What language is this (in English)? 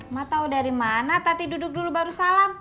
Indonesian